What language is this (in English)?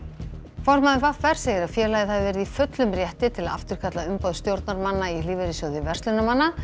Icelandic